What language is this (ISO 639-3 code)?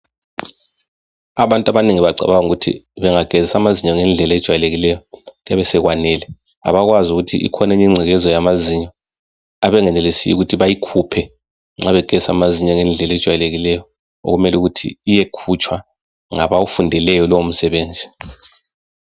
nde